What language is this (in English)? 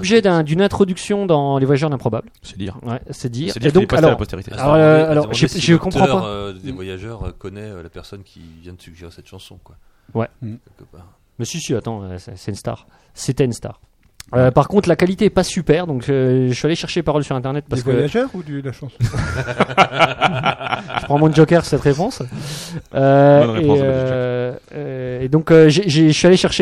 French